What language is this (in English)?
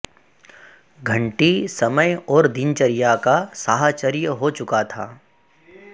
Sanskrit